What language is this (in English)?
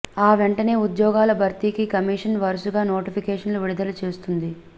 Telugu